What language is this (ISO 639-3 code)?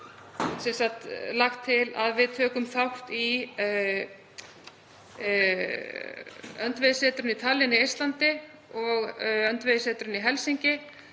isl